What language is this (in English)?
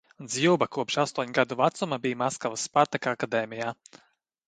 Latvian